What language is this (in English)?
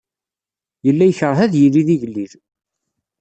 Kabyle